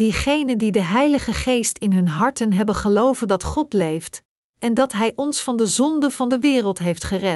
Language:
Dutch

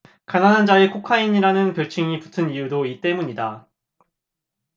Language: Korean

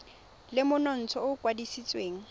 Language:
Tswana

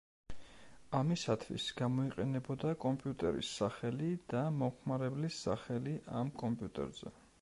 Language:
Georgian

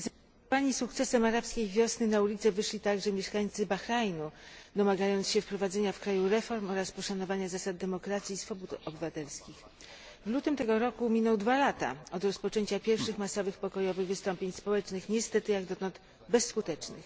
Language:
Polish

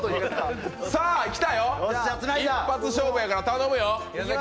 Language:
Japanese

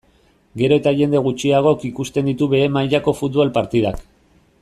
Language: Basque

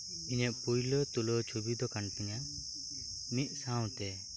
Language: Santali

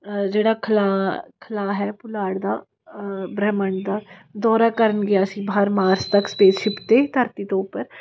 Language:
Punjabi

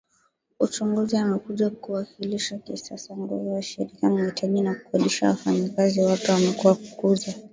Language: Swahili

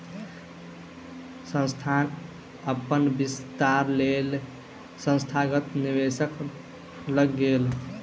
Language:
Maithili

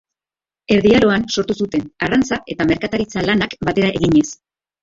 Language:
Basque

